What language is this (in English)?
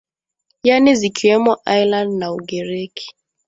Swahili